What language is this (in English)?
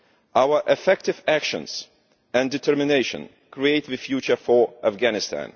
English